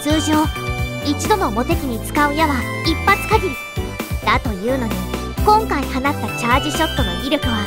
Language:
Japanese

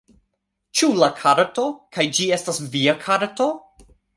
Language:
Esperanto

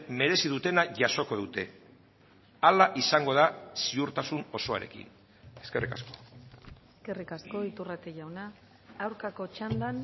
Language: Basque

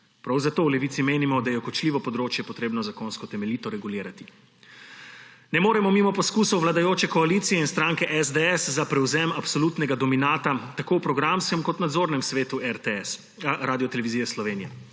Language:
Slovenian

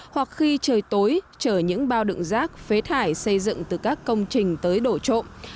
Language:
Vietnamese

